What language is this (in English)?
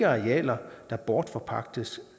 Danish